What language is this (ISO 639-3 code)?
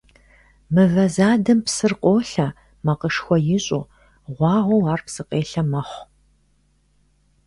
kbd